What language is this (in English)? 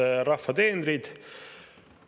Estonian